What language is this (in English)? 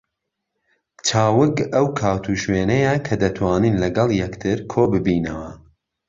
Central Kurdish